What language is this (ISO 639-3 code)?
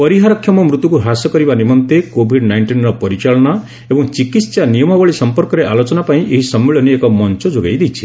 ori